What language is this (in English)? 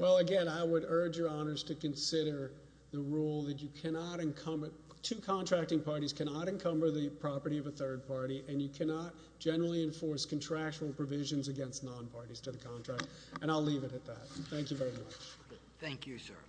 English